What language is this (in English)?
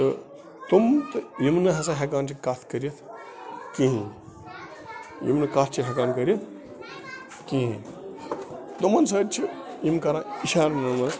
Kashmiri